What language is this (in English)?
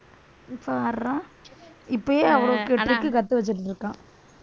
Tamil